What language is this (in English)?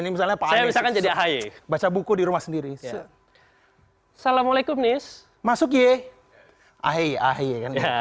Indonesian